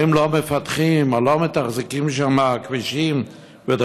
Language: Hebrew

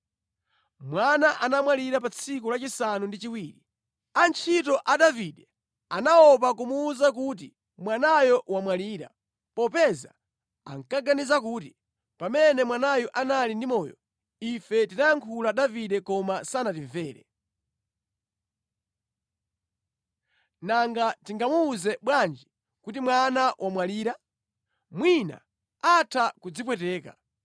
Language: Nyanja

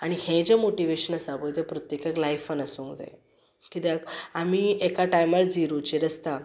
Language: Konkani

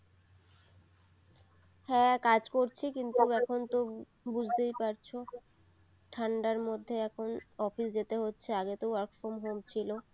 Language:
Bangla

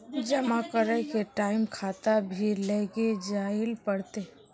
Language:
Magahi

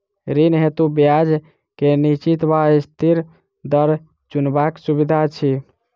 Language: Maithili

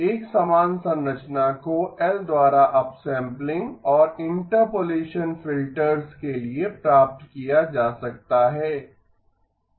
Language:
Hindi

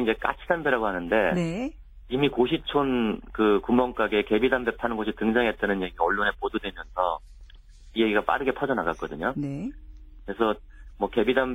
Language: Korean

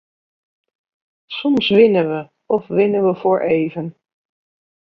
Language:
Dutch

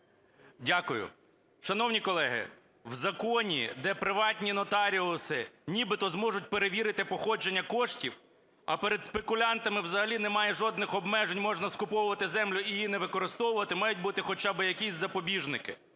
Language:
Ukrainian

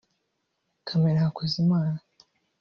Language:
Kinyarwanda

